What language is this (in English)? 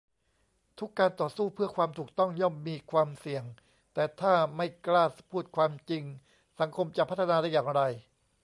Thai